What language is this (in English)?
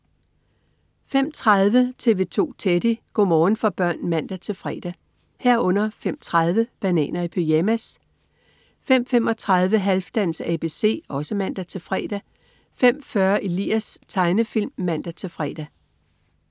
Danish